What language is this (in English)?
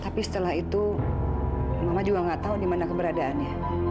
Indonesian